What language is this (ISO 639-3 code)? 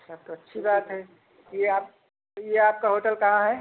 hin